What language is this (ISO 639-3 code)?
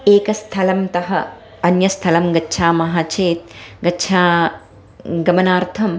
san